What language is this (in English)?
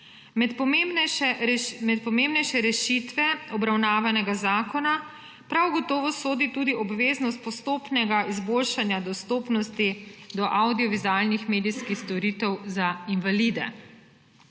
Slovenian